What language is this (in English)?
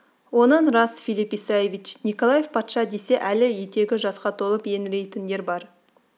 Kazakh